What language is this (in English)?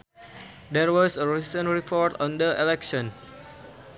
Sundanese